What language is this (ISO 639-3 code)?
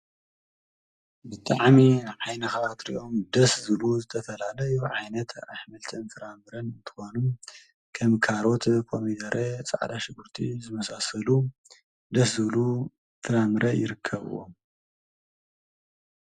tir